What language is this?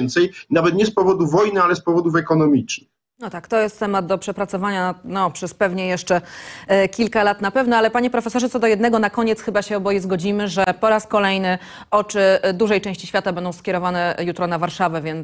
Polish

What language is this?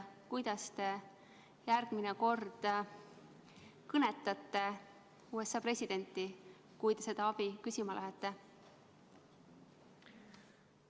Estonian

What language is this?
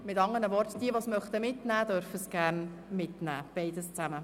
Swiss German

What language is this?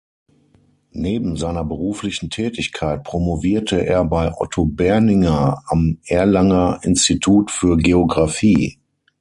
German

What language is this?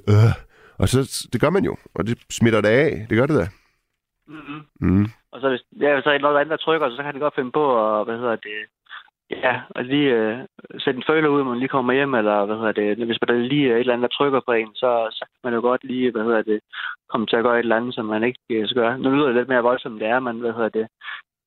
Danish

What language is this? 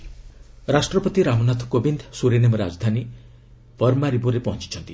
Odia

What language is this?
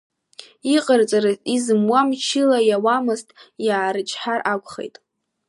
Abkhazian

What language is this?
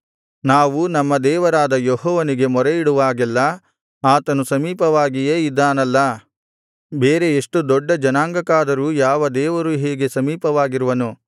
Kannada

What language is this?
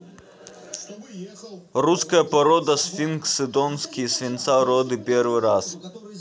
Russian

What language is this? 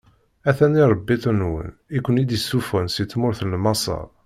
Kabyle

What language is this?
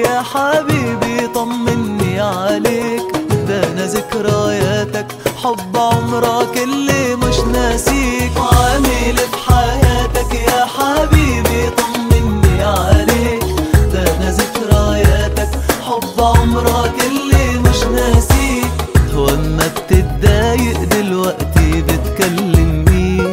Arabic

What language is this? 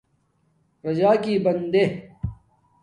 Domaaki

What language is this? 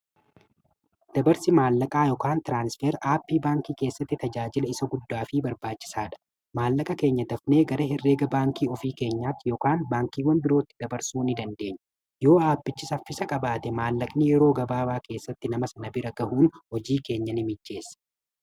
Oromo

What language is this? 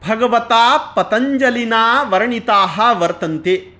Sanskrit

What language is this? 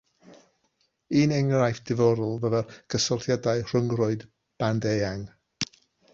Welsh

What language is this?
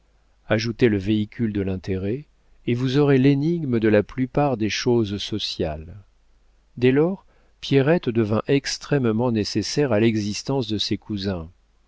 French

